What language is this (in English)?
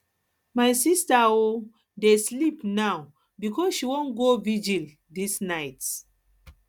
Nigerian Pidgin